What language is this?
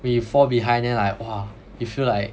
English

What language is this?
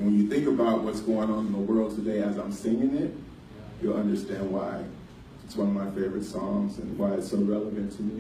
English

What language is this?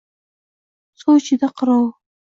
Uzbek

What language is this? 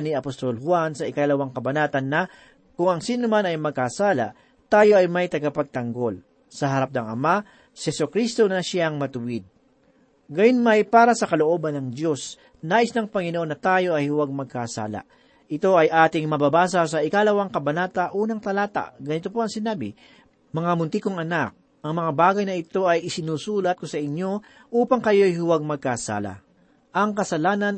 Filipino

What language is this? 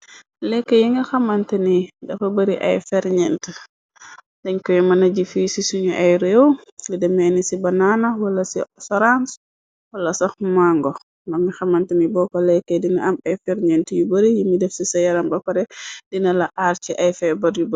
Wolof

